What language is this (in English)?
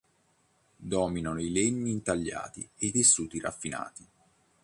Italian